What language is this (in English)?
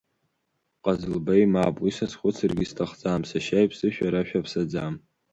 Abkhazian